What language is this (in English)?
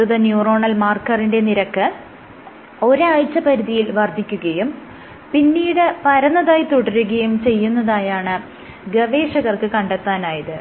Malayalam